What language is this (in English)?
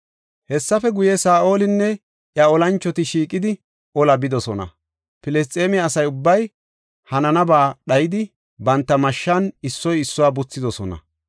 Gofa